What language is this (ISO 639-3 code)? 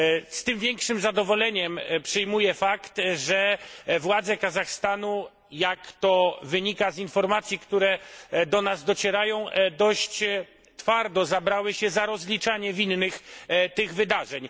pol